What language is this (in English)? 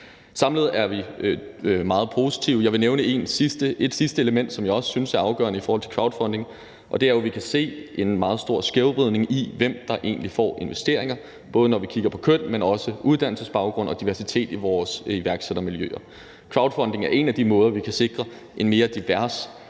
Danish